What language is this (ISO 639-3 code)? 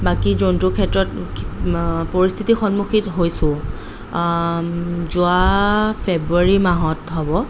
asm